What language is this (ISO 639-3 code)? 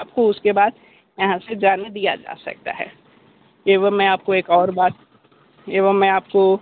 hin